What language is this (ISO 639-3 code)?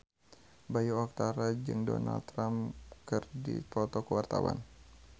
sun